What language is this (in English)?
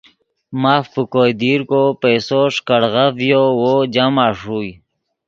Yidgha